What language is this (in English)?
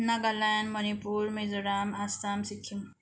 Nepali